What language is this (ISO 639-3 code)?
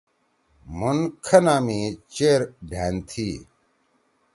trw